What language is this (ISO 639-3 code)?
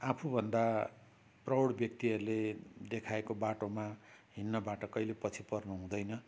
nep